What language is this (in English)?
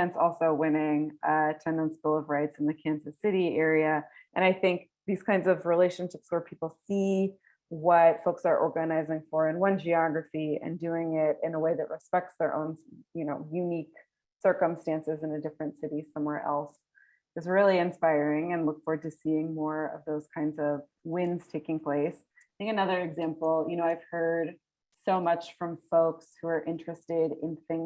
English